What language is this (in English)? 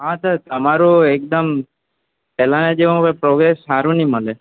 Gujarati